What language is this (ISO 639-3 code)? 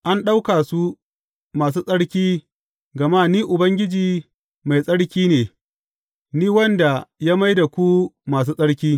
hau